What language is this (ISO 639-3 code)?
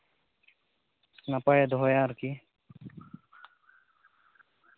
sat